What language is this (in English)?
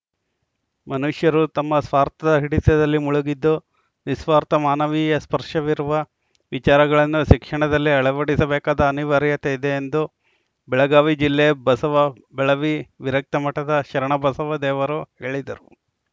Kannada